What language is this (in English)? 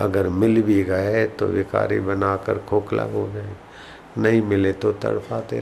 Hindi